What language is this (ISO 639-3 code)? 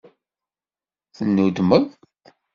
kab